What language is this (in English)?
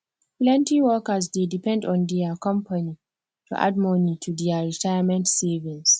Nigerian Pidgin